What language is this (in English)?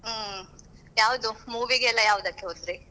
Kannada